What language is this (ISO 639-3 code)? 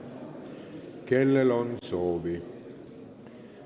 est